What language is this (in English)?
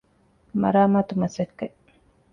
Divehi